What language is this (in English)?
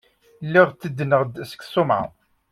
Kabyle